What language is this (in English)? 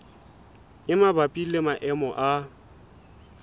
Southern Sotho